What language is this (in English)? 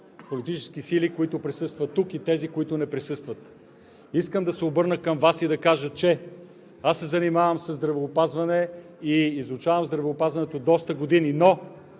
Bulgarian